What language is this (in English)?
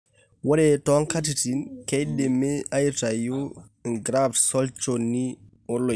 Masai